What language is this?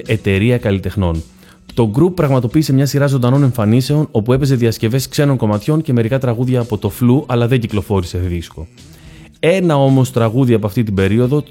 Greek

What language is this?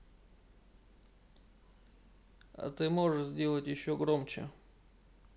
Russian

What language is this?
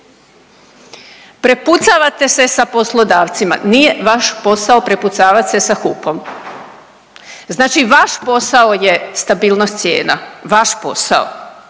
Croatian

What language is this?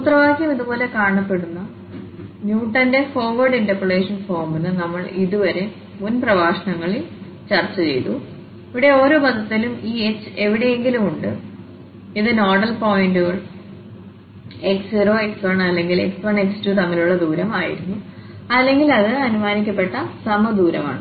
Malayalam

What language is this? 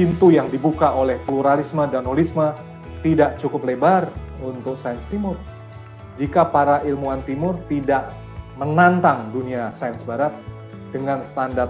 Indonesian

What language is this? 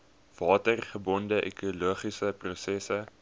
Afrikaans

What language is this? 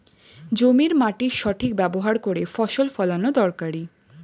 Bangla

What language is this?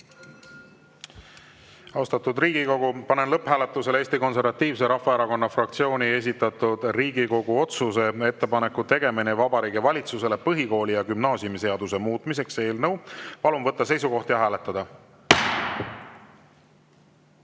Estonian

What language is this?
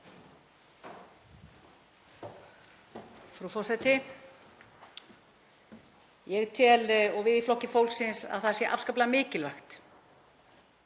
Icelandic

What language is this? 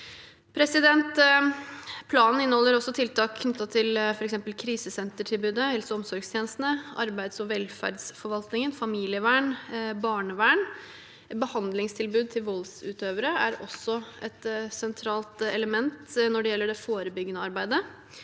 Norwegian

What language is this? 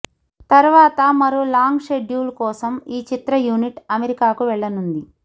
Telugu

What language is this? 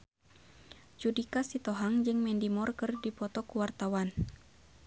Sundanese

